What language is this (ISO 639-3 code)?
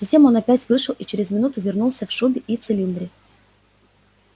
rus